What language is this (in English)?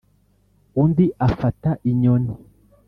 Kinyarwanda